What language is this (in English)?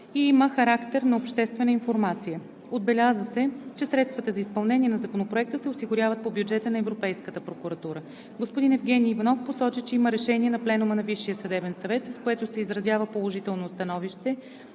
Bulgarian